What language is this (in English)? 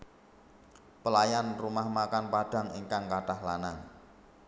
Javanese